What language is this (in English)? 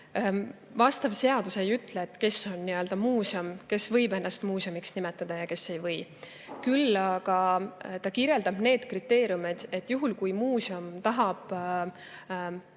Estonian